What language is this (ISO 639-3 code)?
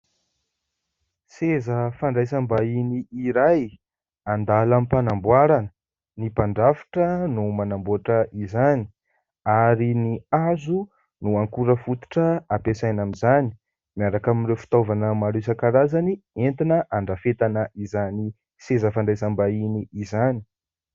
mlg